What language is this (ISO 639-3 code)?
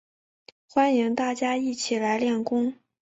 zho